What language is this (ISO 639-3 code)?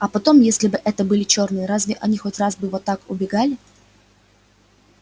rus